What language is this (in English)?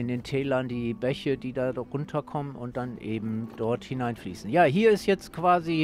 German